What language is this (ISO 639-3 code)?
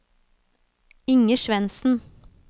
nor